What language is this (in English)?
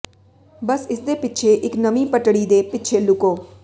Punjabi